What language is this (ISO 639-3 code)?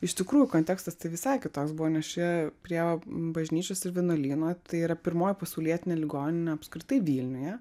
lit